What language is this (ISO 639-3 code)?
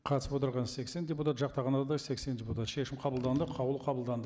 kaz